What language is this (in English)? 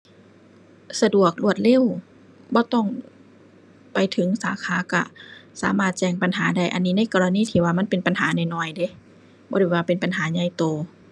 Thai